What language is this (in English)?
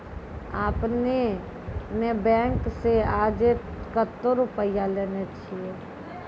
Maithili